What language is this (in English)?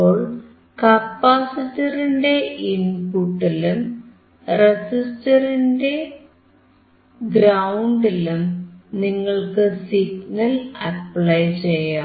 Malayalam